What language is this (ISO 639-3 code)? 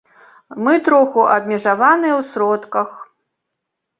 bel